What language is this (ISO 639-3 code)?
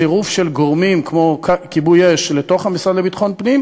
heb